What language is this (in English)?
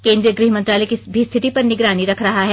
Hindi